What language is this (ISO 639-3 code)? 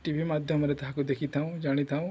ori